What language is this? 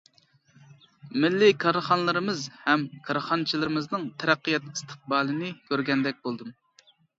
Uyghur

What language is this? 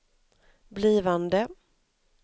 Swedish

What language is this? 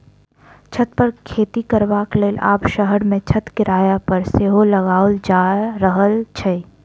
Maithili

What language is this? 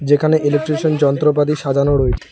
Bangla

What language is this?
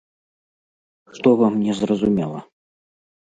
Belarusian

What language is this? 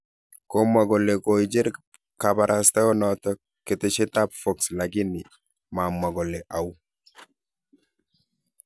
Kalenjin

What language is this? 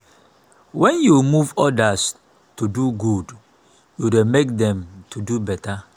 Nigerian Pidgin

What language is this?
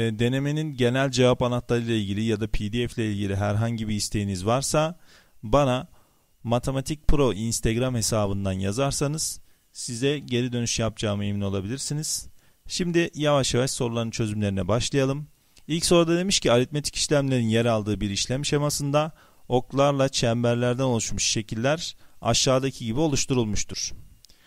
Turkish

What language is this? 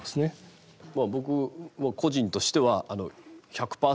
Japanese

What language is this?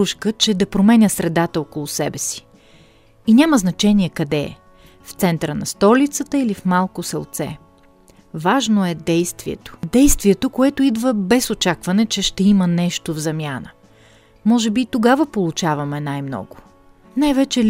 Bulgarian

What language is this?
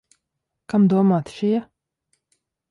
Latvian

